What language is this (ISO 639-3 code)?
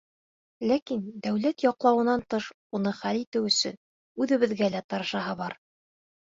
bak